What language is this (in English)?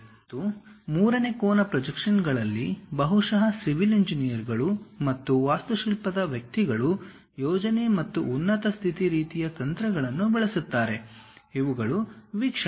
Kannada